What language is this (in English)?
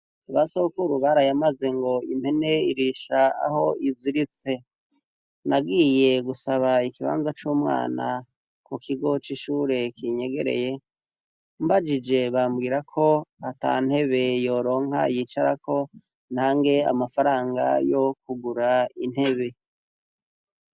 Rundi